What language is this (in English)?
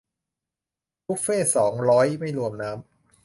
Thai